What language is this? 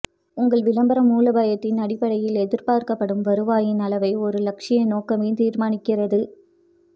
Tamil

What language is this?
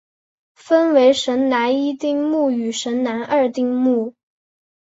Chinese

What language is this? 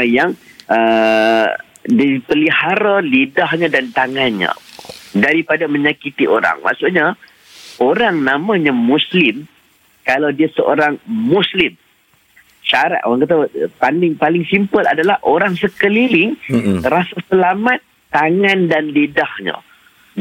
Malay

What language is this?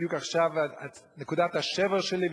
Hebrew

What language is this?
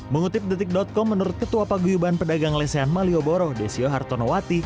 Indonesian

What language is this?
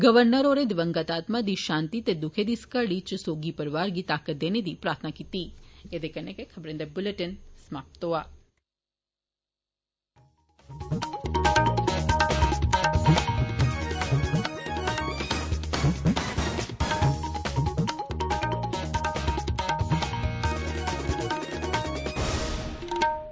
Dogri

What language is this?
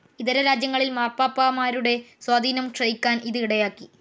Malayalam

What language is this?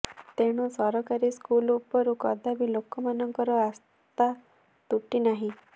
Odia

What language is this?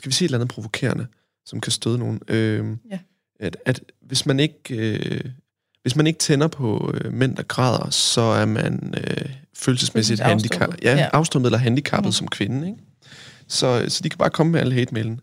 Danish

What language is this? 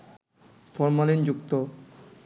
Bangla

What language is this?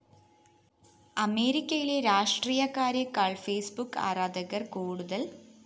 Malayalam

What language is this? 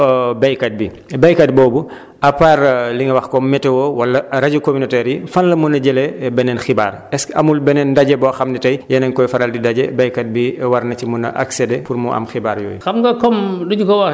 Wolof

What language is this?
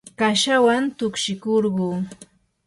Yanahuanca Pasco Quechua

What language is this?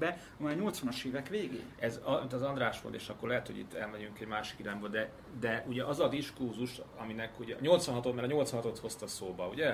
Hungarian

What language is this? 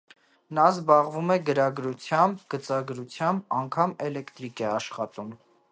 Armenian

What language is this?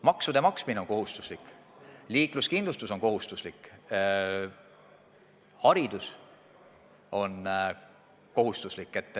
Estonian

